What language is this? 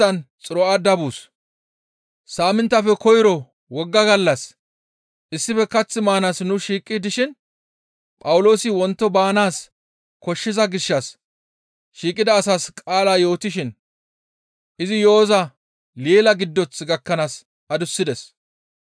Gamo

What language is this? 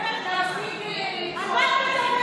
Hebrew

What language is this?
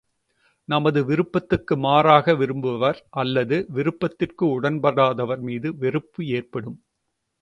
Tamil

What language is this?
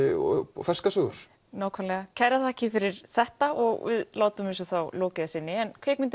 Icelandic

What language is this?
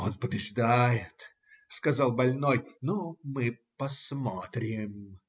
Russian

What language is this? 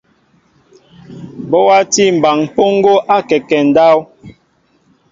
Mbo (Cameroon)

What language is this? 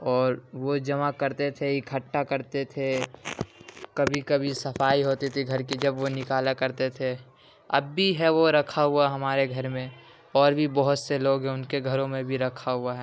Urdu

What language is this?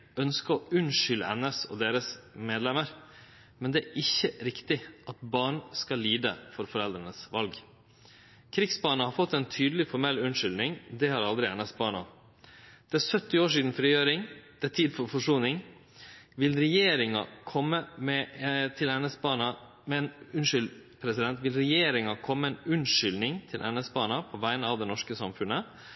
Norwegian Nynorsk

